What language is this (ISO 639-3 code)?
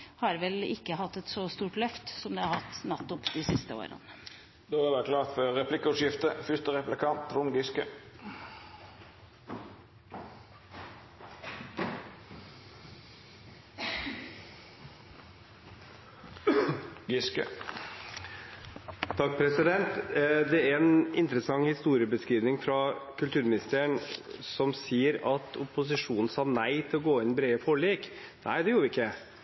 nor